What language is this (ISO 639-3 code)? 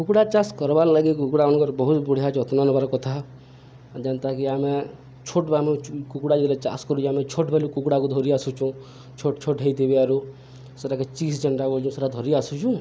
ori